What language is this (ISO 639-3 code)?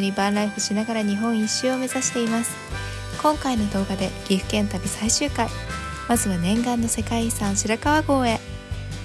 jpn